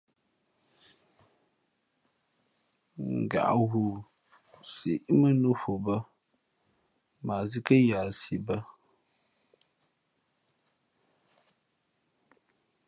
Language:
Fe'fe'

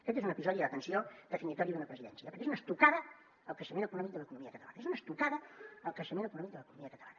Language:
Catalan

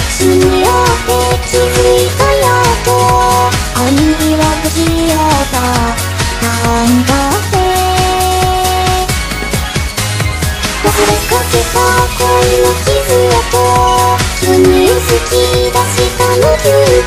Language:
Thai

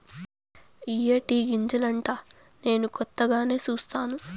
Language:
Telugu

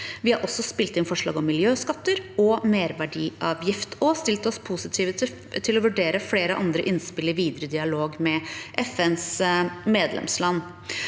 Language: Norwegian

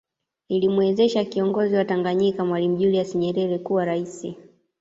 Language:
Swahili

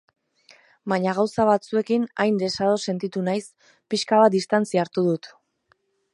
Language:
Basque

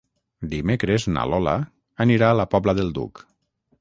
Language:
Catalan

